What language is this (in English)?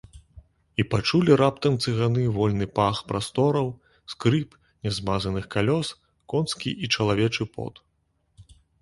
Belarusian